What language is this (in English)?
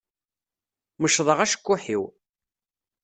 Kabyle